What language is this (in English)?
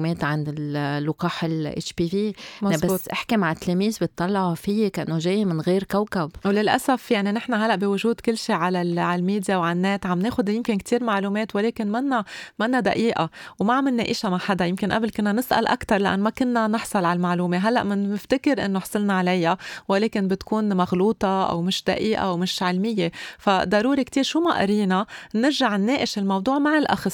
Arabic